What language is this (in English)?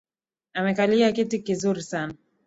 Swahili